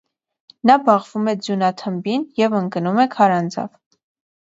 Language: Armenian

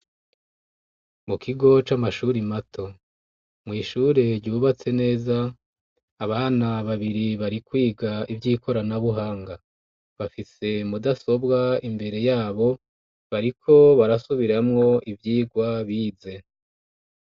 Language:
Rundi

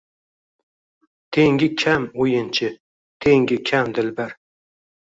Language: Uzbek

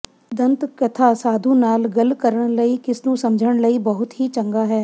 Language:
Punjabi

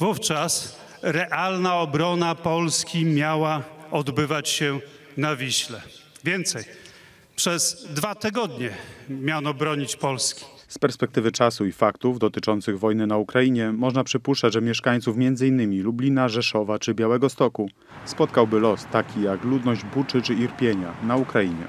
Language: Polish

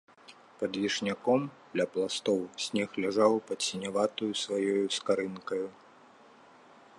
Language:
Belarusian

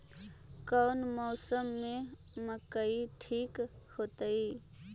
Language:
Magahi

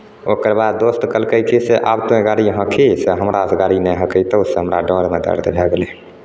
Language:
Maithili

